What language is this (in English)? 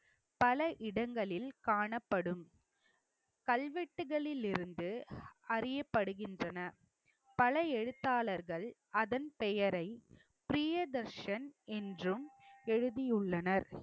Tamil